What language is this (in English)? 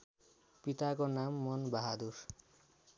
Nepali